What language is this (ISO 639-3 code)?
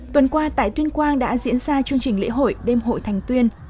vie